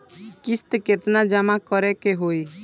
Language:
Bhojpuri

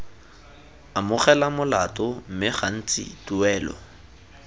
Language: Tswana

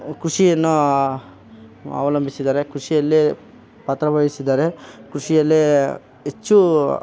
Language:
Kannada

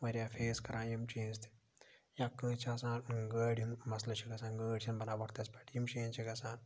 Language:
Kashmiri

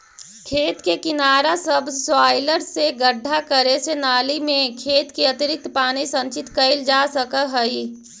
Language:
Magahi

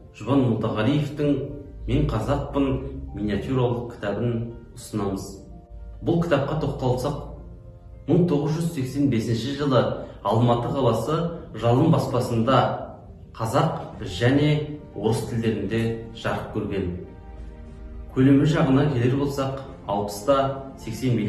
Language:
Turkish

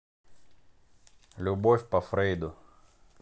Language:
Russian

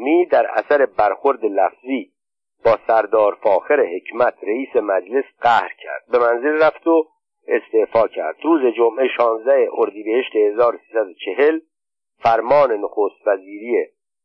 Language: Persian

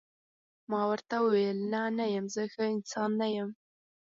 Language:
Pashto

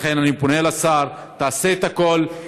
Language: Hebrew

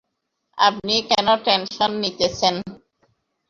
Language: Bangla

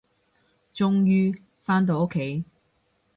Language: Cantonese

